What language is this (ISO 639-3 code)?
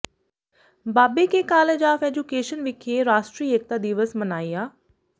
pan